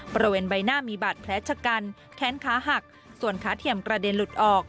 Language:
Thai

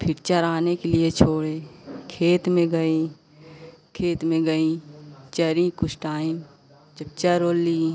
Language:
Hindi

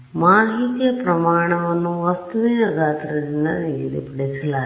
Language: Kannada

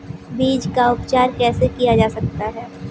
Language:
Hindi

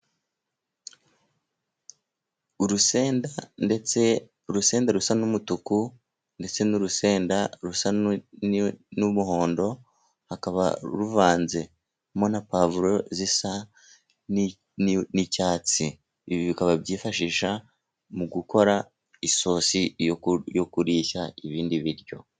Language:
Kinyarwanda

